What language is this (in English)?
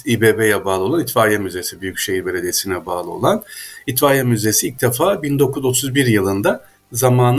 Turkish